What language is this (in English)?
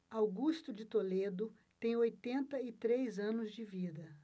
Portuguese